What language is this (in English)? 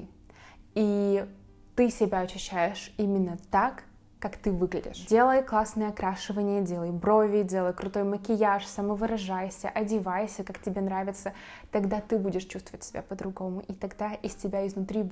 Russian